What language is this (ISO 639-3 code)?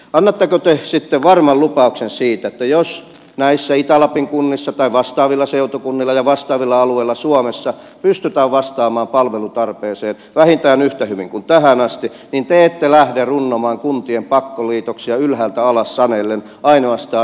fin